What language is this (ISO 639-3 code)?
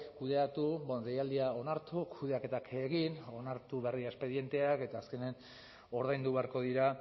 eus